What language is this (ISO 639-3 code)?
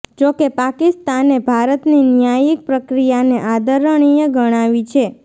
guj